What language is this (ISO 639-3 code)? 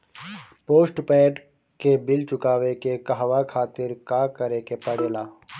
bho